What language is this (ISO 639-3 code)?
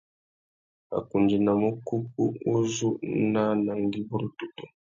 bag